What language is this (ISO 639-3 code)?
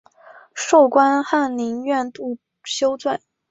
zho